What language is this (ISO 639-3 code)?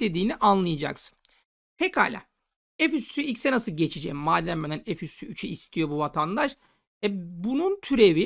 tur